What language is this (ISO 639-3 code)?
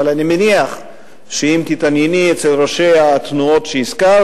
heb